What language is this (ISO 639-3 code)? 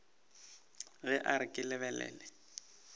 nso